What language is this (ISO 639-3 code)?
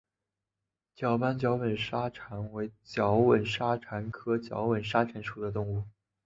zho